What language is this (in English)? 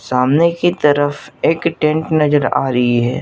Hindi